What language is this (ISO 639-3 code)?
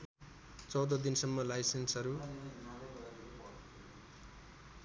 nep